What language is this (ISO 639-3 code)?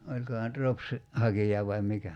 fin